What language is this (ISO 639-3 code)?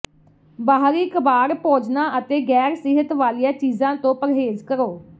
pan